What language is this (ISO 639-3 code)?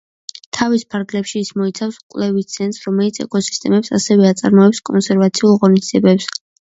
kat